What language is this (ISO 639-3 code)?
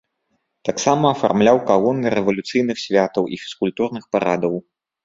bel